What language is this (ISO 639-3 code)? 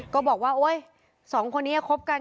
tha